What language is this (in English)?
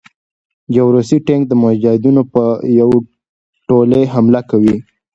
Pashto